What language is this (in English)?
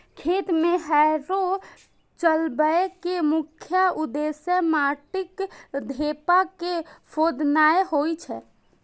Maithili